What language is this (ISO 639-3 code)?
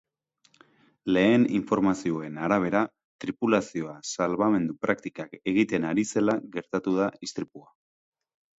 eus